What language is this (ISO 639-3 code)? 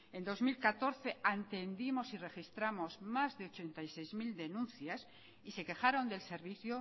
spa